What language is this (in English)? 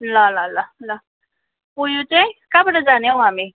Nepali